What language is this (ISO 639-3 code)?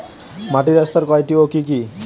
ben